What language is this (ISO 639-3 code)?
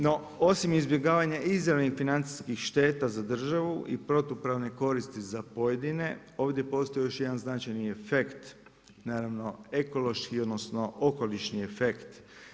hrv